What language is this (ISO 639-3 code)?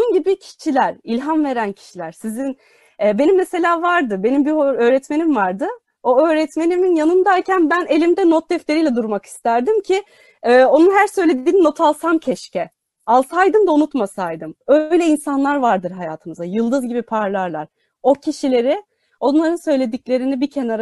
tur